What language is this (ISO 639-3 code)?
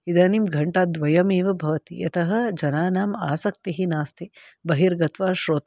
san